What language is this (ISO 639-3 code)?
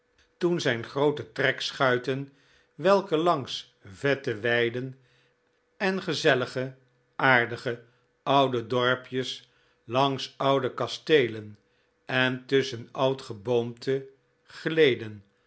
nld